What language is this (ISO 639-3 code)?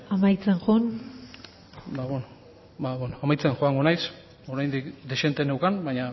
eus